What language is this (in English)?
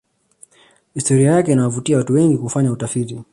Swahili